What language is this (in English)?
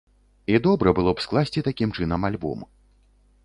Belarusian